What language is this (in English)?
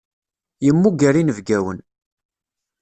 Kabyle